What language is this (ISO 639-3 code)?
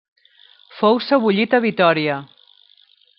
cat